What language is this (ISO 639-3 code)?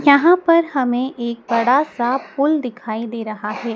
hin